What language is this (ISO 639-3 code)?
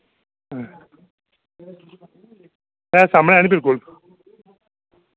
doi